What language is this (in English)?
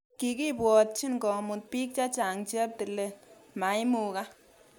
Kalenjin